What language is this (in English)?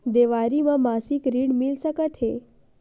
Chhattisgarhi